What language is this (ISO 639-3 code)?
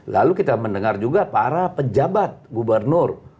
ind